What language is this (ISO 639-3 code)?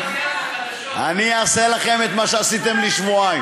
heb